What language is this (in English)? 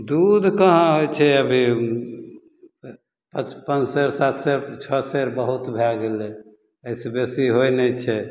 Maithili